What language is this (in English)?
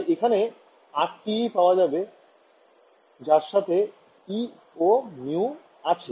Bangla